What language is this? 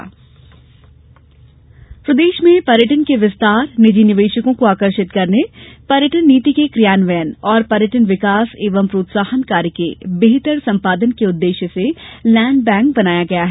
Hindi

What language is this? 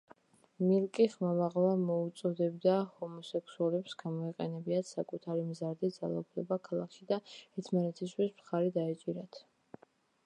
Georgian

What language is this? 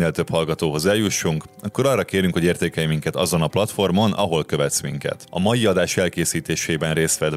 Hungarian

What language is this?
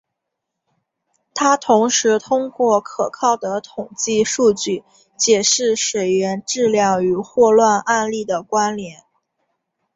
Chinese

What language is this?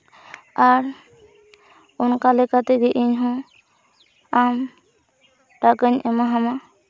Santali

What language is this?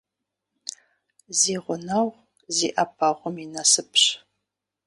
Kabardian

